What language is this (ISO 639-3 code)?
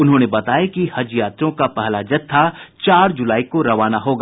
hin